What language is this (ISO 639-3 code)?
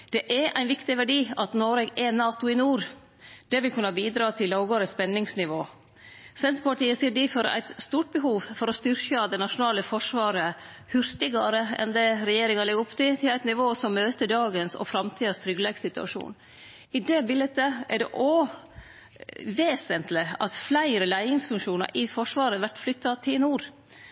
nno